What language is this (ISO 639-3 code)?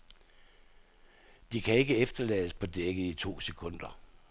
dan